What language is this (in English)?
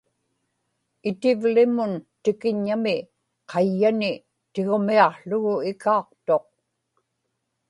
Inupiaq